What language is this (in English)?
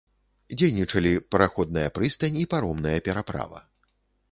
Belarusian